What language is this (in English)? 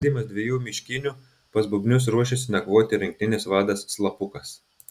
Lithuanian